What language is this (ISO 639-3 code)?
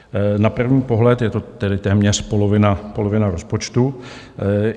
ces